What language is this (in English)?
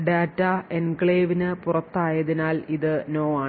Malayalam